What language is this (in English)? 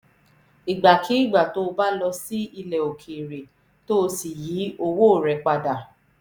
Yoruba